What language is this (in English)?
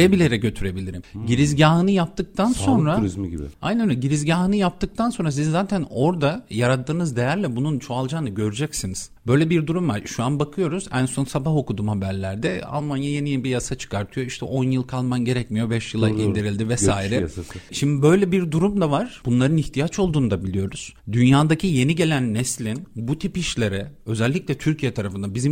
Turkish